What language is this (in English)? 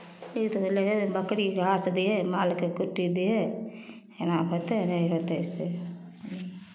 Maithili